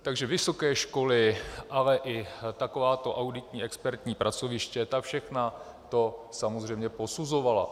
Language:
Czech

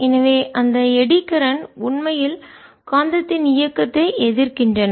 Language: Tamil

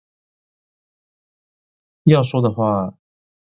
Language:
Chinese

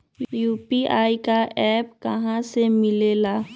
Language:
Magahi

